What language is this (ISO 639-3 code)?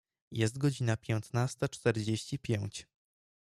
pol